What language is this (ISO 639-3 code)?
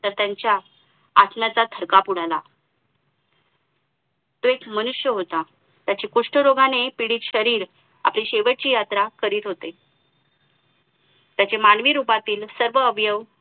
mar